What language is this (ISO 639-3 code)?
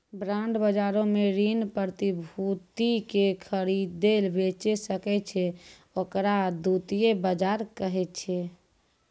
mai